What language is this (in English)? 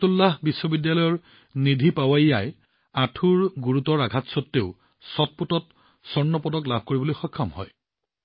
Assamese